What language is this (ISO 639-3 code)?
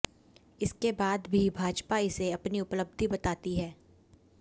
hin